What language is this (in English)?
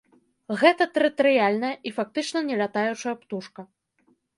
Belarusian